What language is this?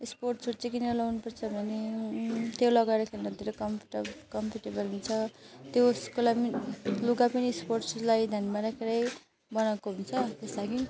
Nepali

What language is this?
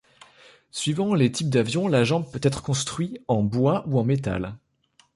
French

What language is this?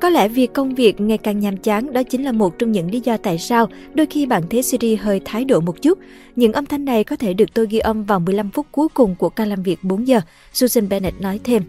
Vietnamese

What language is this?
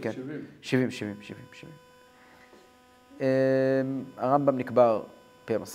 Hebrew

